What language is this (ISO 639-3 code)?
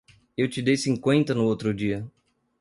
por